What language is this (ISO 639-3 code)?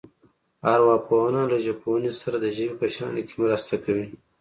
pus